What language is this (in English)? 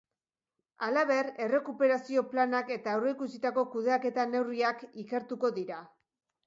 Basque